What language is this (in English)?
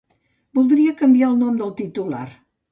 Catalan